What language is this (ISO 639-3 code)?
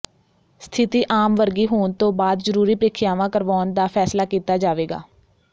pan